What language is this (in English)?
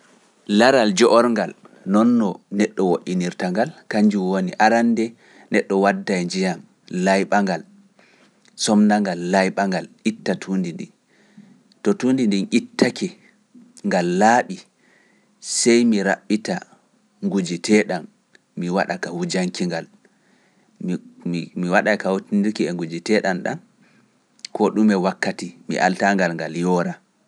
Pular